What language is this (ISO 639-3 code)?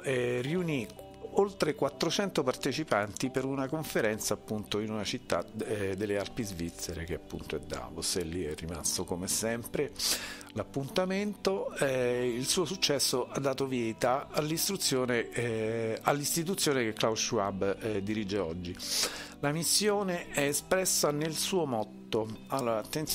ita